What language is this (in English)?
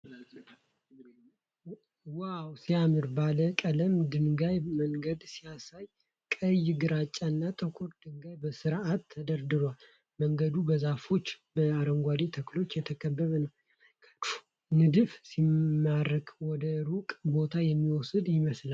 Amharic